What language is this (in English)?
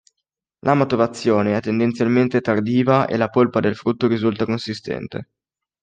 Italian